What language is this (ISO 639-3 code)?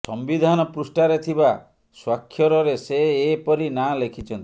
ori